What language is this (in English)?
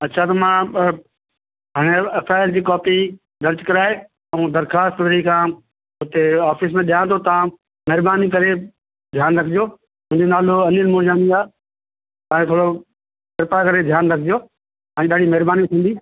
Sindhi